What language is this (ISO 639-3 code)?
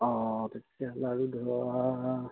asm